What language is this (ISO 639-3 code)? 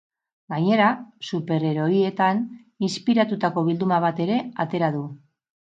eus